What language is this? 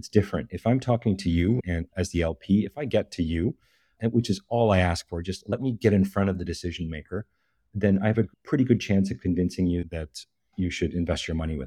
English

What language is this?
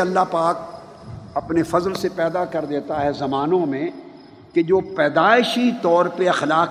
Urdu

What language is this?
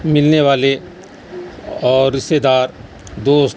Urdu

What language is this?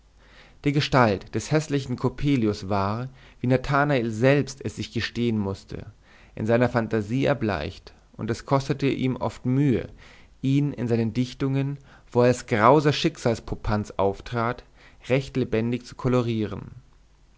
German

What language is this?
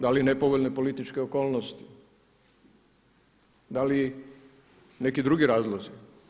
Croatian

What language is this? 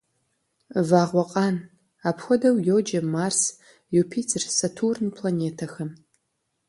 Kabardian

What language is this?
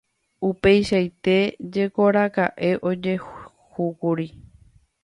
Guarani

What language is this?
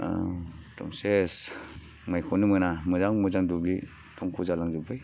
Bodo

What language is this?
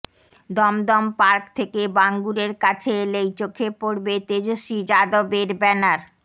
Bangla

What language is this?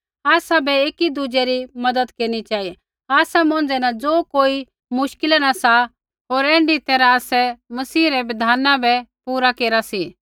Kullu Pahari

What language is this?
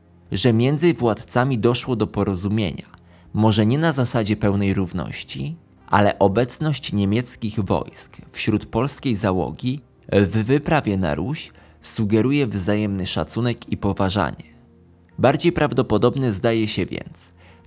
Polish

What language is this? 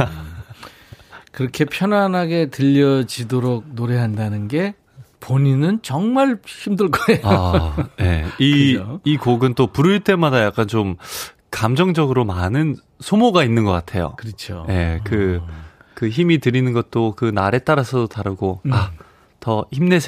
Korean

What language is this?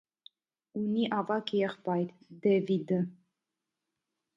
Armenian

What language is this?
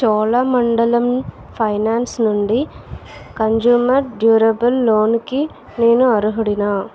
Telugu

